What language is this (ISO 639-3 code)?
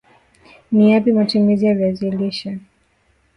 swa